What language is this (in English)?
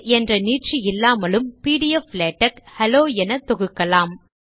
Tamil